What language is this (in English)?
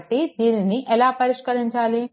Telugu